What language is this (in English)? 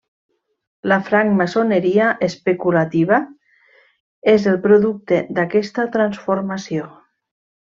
Catalan